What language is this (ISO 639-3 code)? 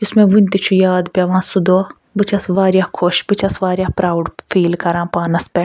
kas